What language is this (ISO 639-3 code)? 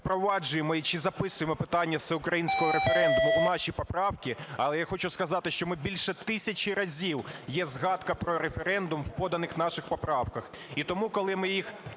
ukr